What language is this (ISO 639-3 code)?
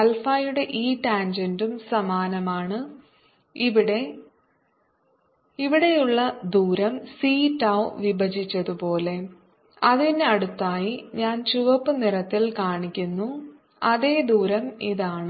mal